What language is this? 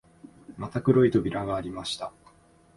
Japanese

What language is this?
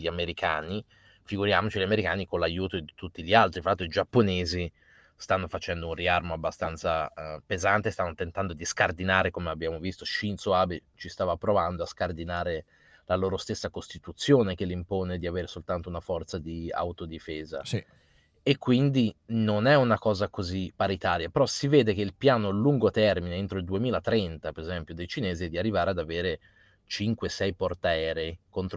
Italian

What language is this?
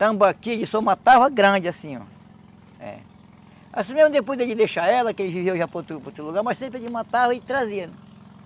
Portuguese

